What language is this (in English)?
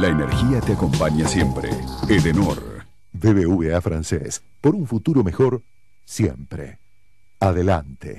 Spanish